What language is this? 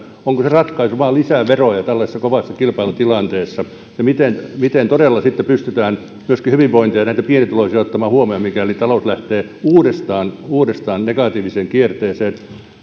Finnish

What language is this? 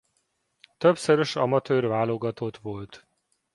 Hungarian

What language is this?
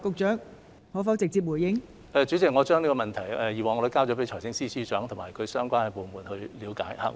Cantonese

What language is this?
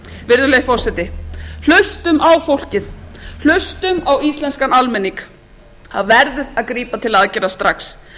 Icelandic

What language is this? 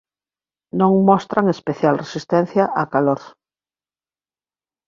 Galician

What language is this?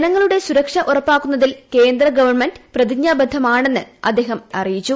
Malayalam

